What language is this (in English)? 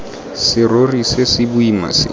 Tswana